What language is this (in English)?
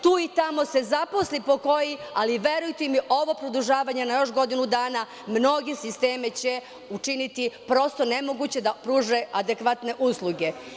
Serbian